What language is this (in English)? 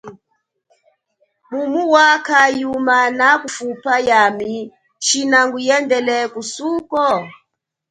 Chokwe